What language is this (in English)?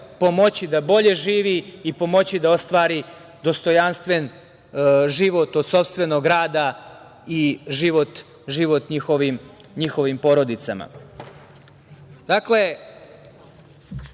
Serbian